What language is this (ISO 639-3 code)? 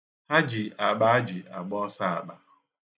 ibo